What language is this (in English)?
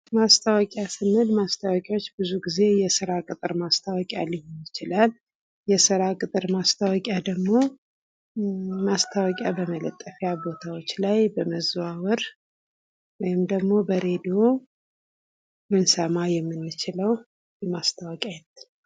Amharic